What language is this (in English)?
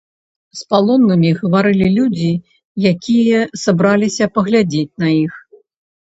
Belarusian